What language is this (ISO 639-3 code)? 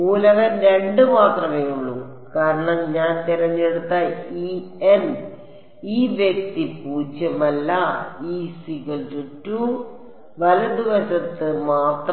mal